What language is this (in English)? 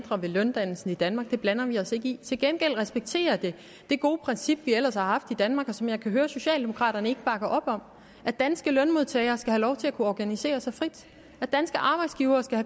Danish